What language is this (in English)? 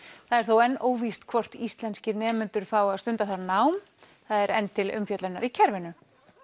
Icelandic